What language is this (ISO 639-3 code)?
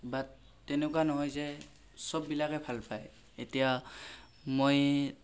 asm